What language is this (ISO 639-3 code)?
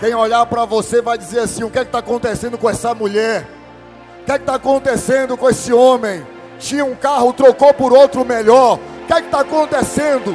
por